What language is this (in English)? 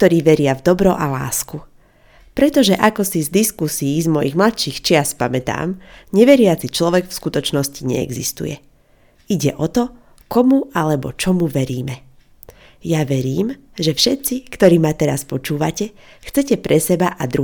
Slovak